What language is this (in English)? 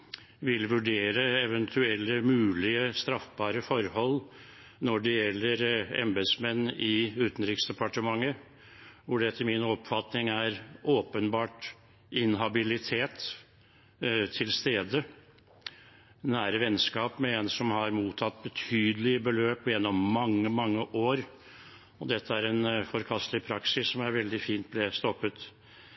Norwegian Bokmål